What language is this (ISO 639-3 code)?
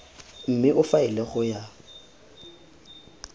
tsn